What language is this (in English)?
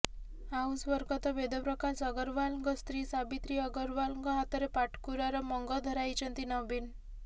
Odia